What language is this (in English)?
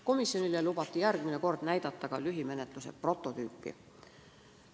Estonian